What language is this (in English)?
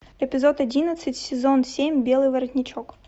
Russian